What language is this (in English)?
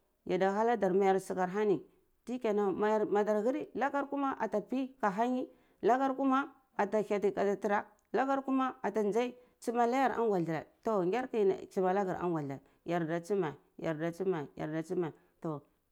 Cibak